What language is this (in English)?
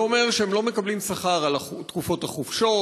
Hebrew